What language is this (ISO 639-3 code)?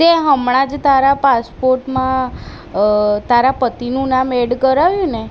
guj